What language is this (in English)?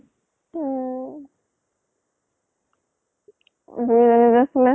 Assamese